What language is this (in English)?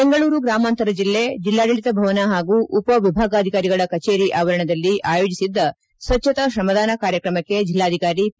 Kannada